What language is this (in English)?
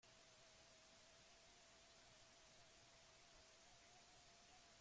Basque